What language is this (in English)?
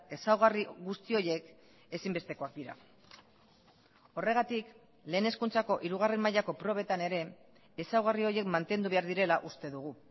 Basque